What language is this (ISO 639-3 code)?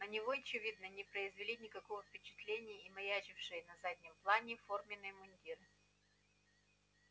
rus